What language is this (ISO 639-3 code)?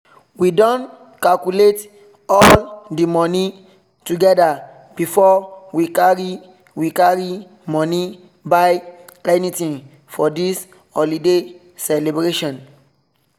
pcm